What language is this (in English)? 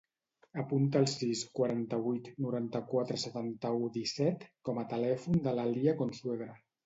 Catalan